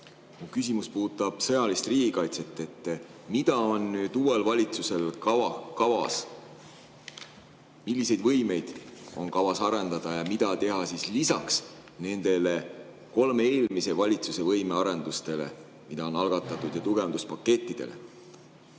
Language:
Estonian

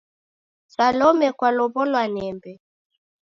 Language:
Taita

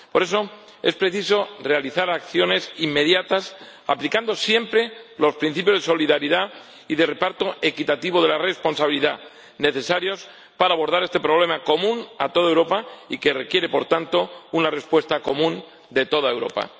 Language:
Spanish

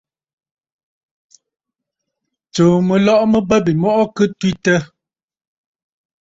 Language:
Bafut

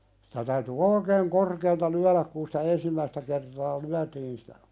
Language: Finnish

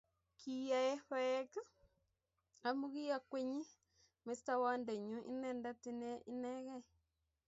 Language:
Kalenjin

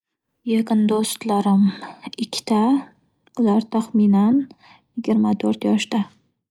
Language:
Uzbek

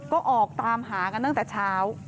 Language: Thai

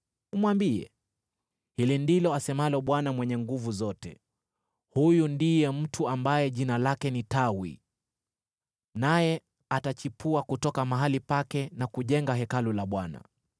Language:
Swahili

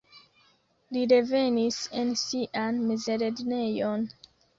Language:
Esperanto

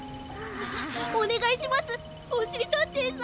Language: Japanese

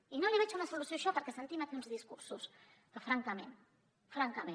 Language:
Catalan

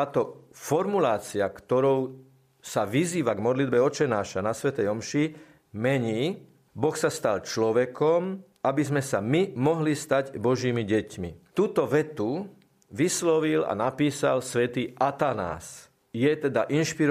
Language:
Slovak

